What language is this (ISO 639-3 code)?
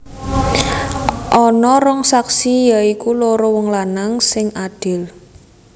jav